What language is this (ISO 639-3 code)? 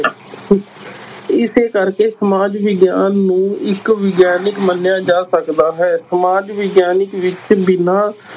pan